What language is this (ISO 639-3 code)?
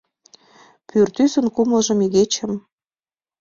chm